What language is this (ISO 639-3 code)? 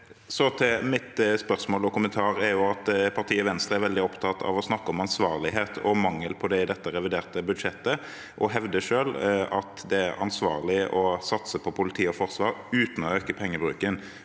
nor